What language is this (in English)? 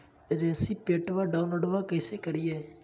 Magahi